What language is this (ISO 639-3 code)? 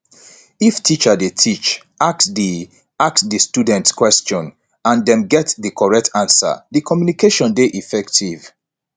pcm